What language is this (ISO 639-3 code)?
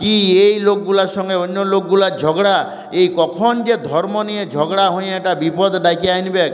ben